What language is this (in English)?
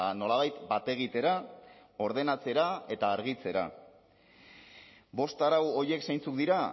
Basque